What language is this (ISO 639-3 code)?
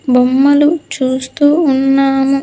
tel